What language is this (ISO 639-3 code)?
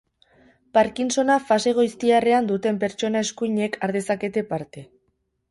eus